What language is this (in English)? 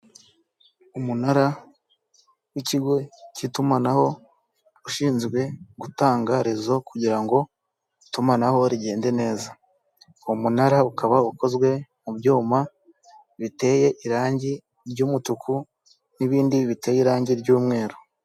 Kinyarwanda